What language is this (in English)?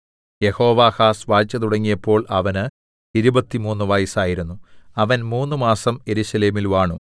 Malayalam